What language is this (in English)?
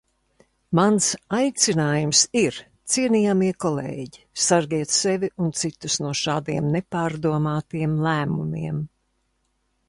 Latvian